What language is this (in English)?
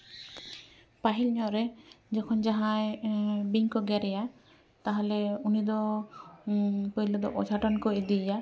Santali